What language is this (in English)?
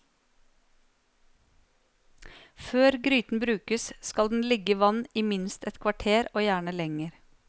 Norwegian